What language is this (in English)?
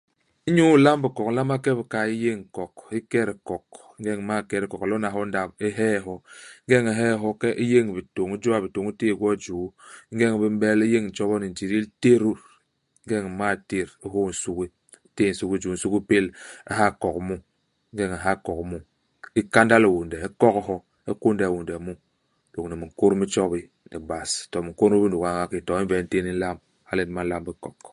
Basaa